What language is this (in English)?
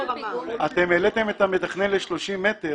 Hebrew